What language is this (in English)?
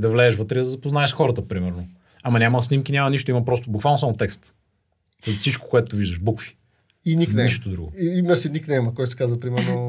Bulgarian